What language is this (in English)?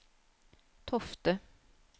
Norwegian